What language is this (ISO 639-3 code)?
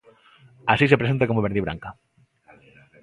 glg